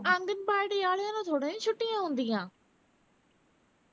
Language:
Punjabi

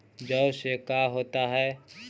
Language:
Magahi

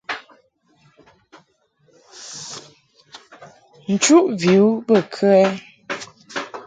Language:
Mungaka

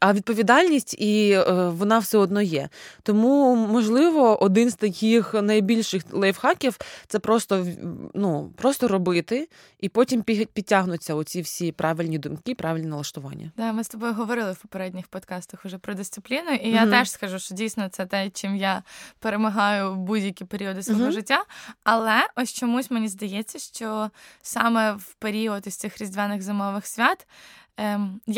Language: Ukrainian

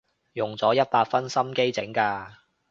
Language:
Cantonese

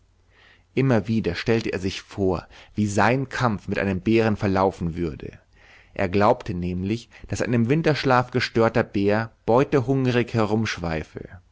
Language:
German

